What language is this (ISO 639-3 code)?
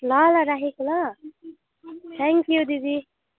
nep